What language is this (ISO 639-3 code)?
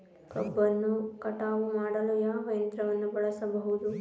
kan